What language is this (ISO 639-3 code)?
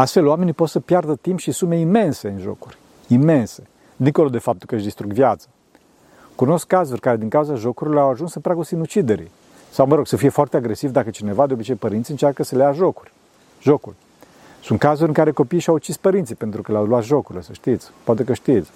ron